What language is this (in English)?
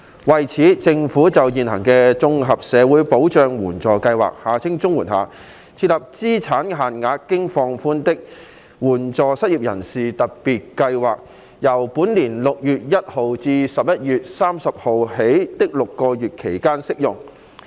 Cantonese